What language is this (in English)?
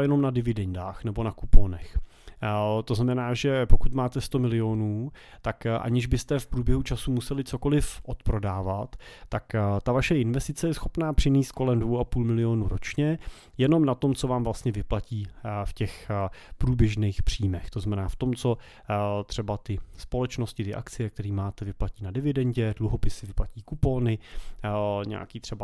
Czech